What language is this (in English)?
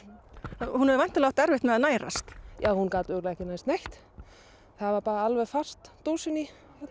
Icelandic